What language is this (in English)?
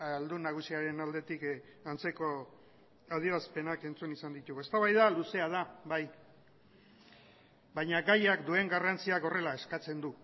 Basque